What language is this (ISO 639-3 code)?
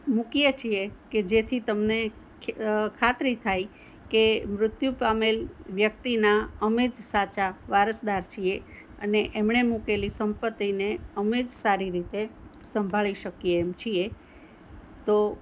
guj